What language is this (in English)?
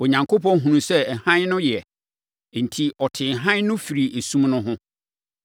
Akan